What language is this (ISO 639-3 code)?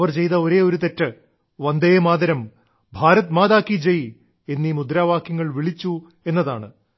mal